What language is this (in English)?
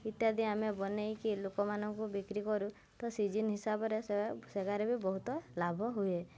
Odia